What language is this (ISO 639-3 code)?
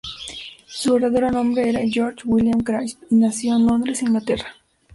spa